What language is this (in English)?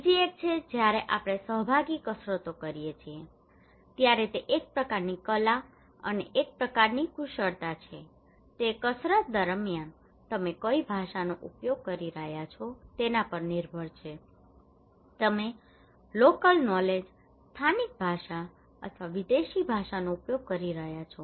Gujarati